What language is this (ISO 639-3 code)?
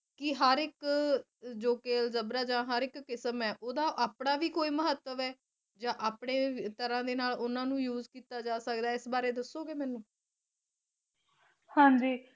pan